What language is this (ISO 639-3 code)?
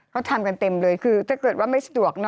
tha